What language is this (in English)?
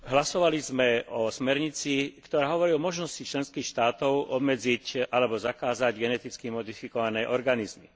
Slovak